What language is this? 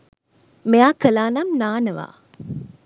Sinhala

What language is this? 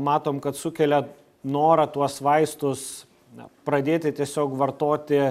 Lithuanian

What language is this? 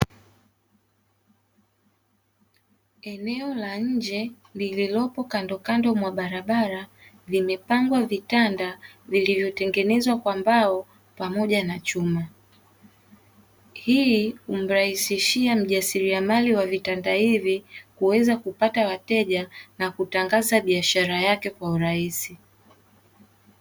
Swahili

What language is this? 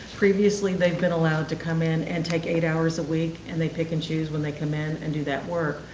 English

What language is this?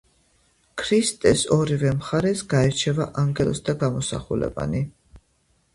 Georgian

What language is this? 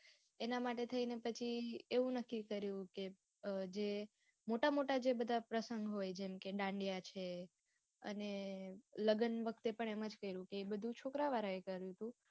Gujarati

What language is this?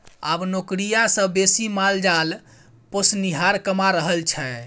Maithili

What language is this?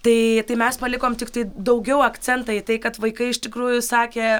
Lithuanian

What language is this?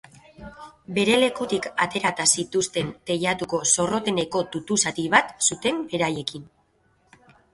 Basque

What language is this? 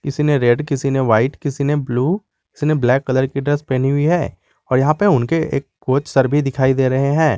Hindi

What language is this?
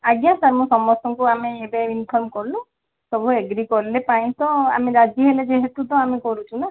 Odia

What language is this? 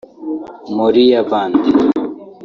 Kinyarwanda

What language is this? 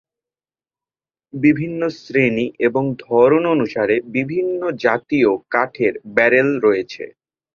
Bangla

